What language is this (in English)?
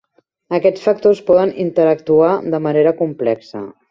Catalan